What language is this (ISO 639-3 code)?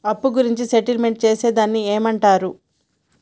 tel